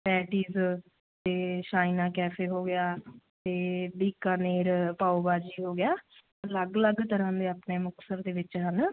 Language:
Punjabi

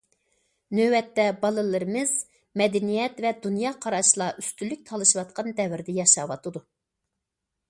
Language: Uyghur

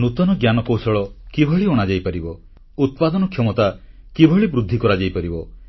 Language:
Odia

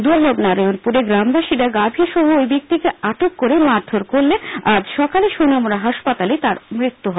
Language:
Bangla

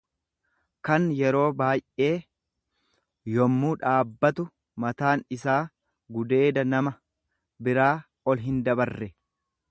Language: Oromo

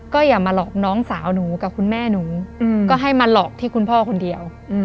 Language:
Thai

